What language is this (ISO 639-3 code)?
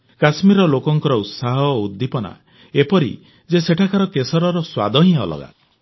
ori